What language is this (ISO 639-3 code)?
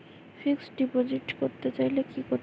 ben